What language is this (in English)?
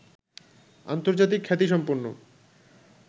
Bangla